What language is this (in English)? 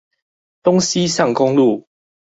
Chinese